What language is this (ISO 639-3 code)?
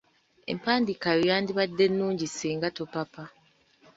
lug